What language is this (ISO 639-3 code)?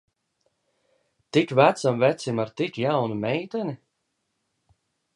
lav